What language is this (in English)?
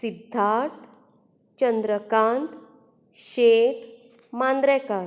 Konkani